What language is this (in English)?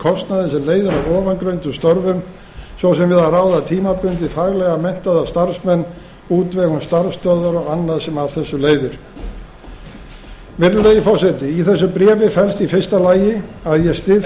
Icelandic